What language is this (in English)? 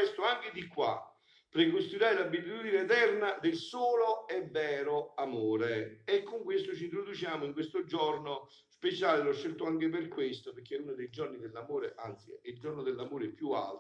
Italian